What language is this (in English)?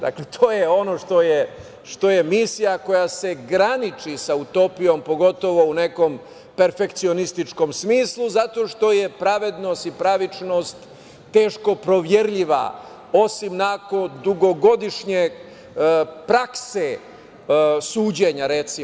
Serbian